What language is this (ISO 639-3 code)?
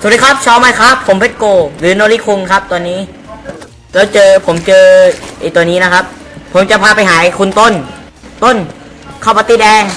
tha